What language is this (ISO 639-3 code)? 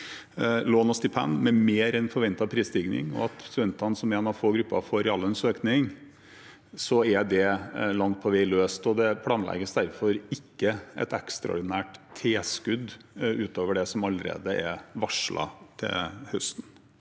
nor